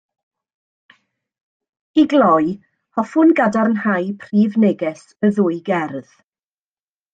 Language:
Welsh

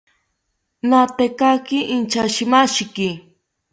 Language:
South Ucayali Ashéninka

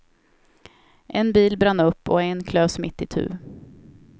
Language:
Swedish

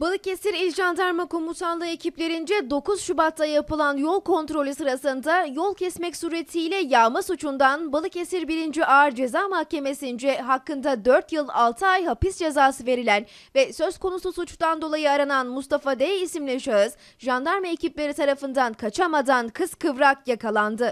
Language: Turkish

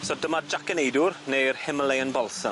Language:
Welsh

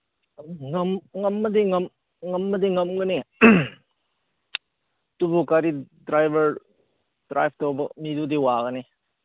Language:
Manipuri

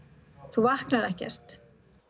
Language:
Icelandic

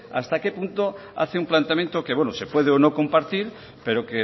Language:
Spanish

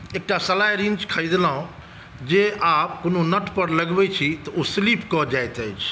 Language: Maithili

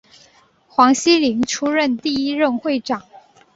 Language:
Chinese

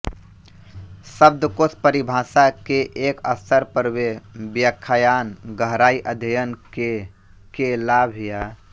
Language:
Hindi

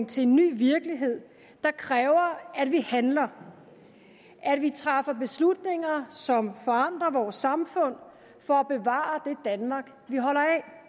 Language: Danish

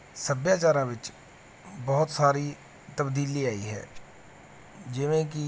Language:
Punjabi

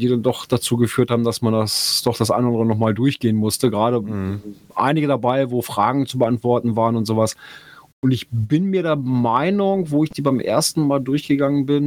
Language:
German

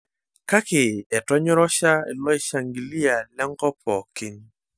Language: Masai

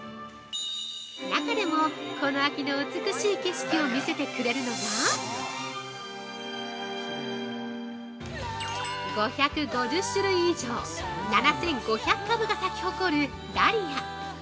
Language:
Japanese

